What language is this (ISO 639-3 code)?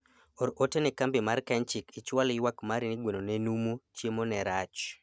luo